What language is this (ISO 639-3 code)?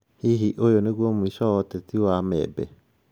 kik